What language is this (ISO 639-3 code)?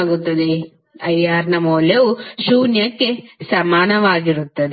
kan